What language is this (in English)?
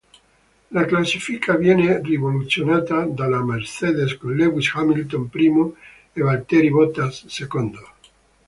Italian